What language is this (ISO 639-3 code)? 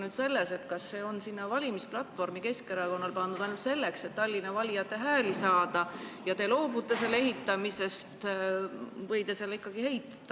est